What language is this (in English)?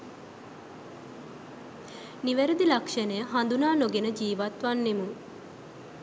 Sinhala